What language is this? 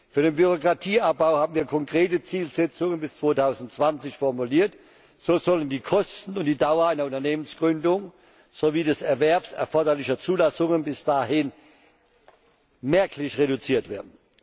German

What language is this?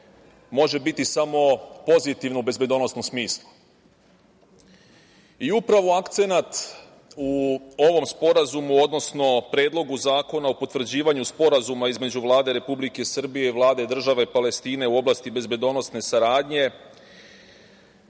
Serbian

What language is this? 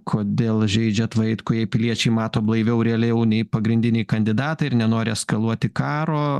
Lithuanian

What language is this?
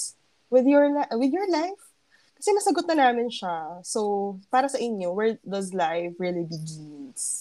Filipino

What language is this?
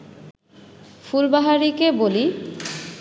Bangla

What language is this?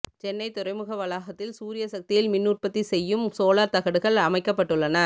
Tamil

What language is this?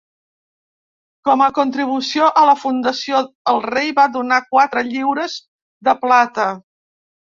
Catalan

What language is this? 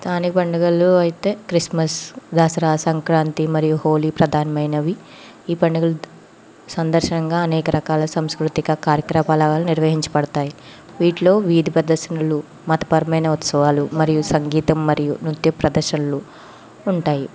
Telugu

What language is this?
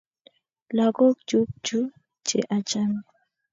Kalenjin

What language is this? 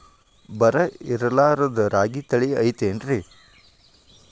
Kannada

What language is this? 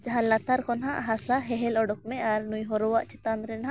Santali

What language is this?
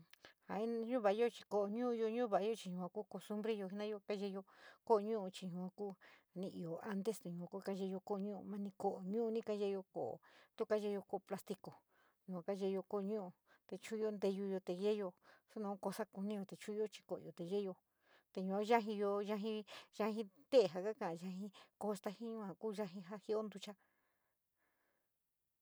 San Miguel El Grande Mixtec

